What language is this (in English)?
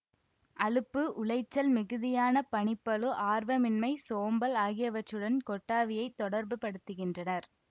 Tamil